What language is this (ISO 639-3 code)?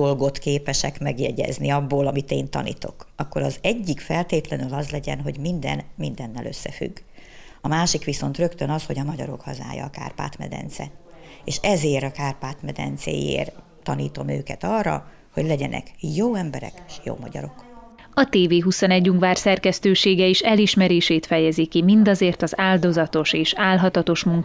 hun